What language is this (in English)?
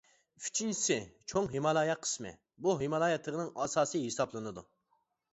Uyghur